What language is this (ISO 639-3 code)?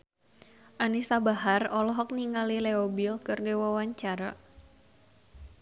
sun